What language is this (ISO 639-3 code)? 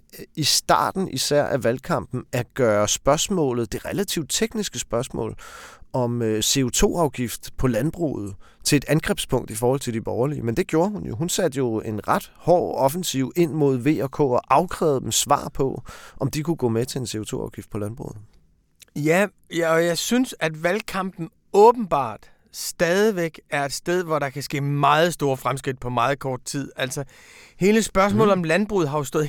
dan